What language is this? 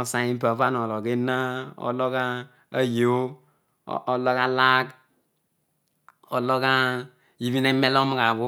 Odual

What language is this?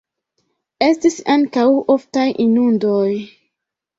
Esperanto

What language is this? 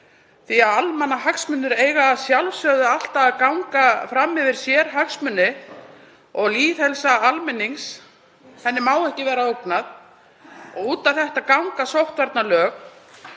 Icelandic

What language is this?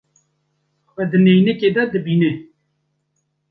Kurdish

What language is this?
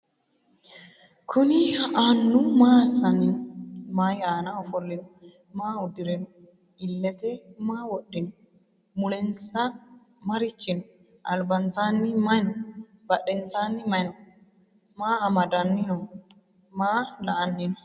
Sidamo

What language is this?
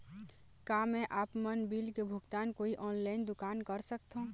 Chhattisgarhi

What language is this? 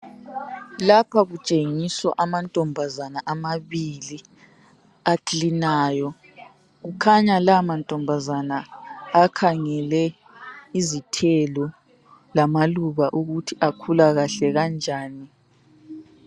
North Ndebele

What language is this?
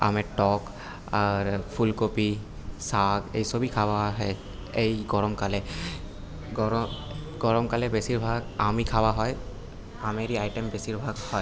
Bangla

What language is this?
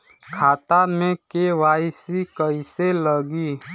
Bhojpuri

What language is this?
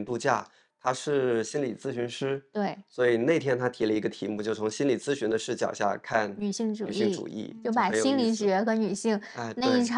Chinese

